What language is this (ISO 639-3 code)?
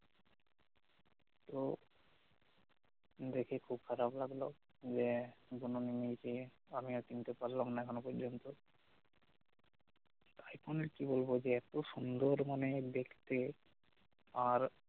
ben